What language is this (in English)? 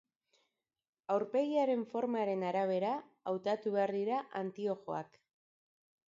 Basque